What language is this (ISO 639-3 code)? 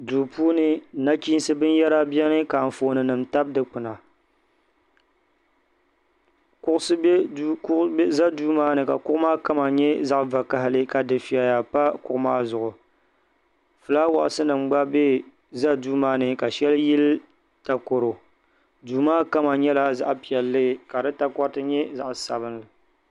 dag